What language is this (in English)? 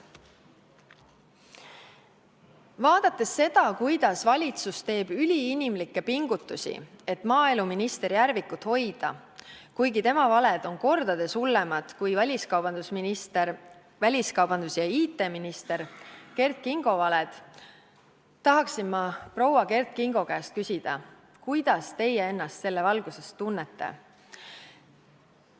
Estonian